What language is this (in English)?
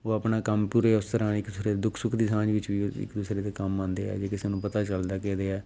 Punjabi